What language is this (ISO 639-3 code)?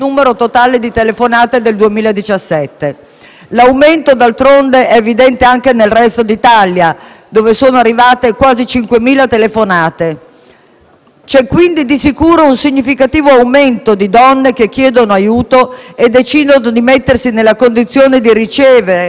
ita